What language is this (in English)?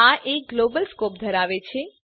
Gujarati